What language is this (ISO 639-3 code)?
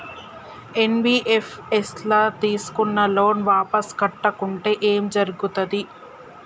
tel